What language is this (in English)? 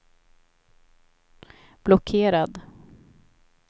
Swedish